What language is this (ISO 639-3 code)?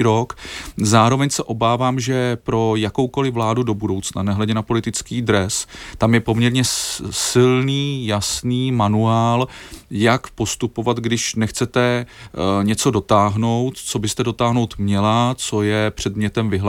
ces